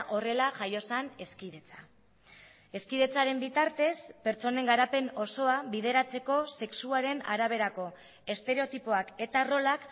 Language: Basque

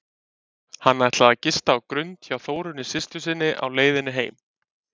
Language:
Icelandic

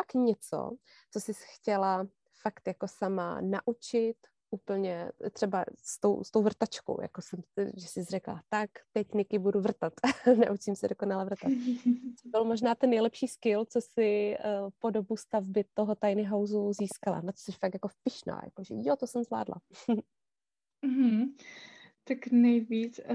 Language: Czech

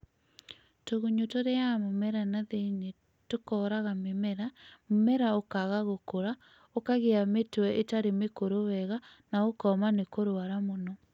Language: Kikuyu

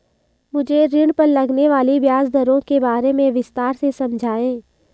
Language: Hindi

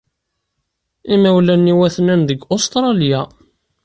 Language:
Kabyle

